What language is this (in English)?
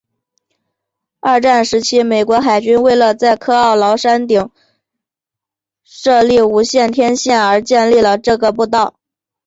Chinese